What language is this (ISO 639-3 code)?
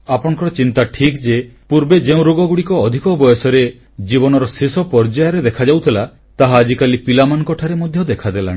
ori